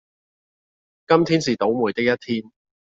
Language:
Cantonese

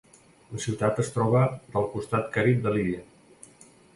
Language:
Catalan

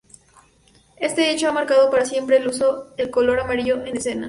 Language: Spanish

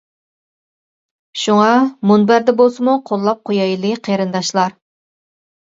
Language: Uyghur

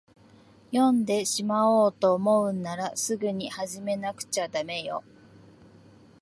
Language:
Japanese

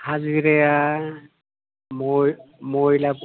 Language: Bodo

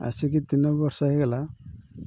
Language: Odia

